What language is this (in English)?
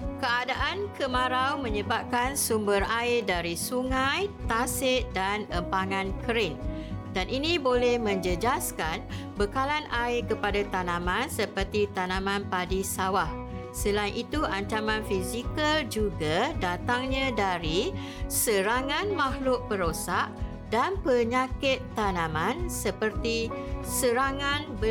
Malay